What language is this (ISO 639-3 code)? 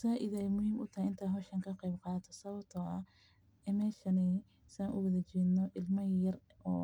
som